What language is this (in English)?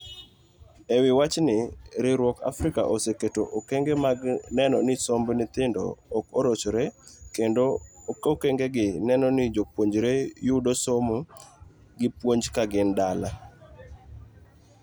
Luo (Kenya and Tanzania)